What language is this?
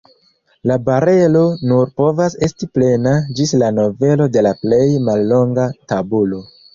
Esperanto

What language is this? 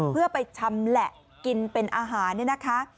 Thai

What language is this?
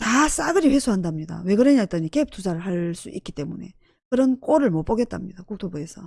Korean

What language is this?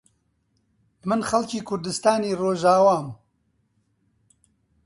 Central Kurdish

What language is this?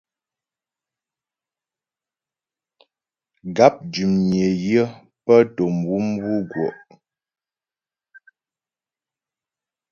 Ghomala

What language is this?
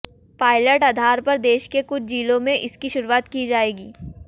Hindi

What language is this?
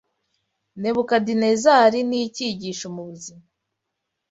Kinyarwanda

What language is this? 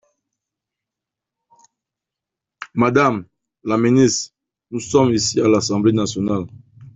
French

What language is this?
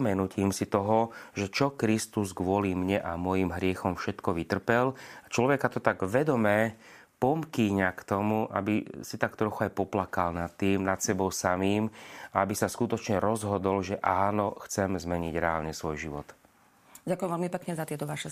Slovak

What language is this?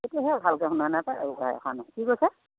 Assamese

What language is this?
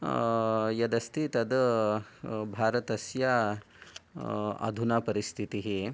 Sanskrit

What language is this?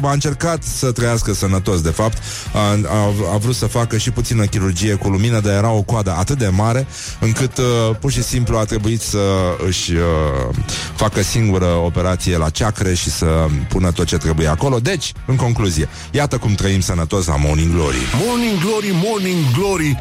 Romanian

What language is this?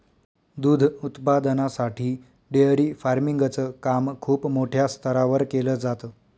Marathi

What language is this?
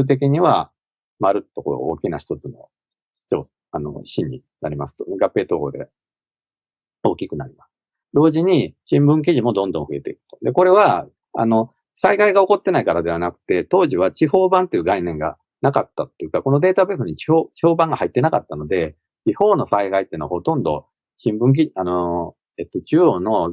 Japanese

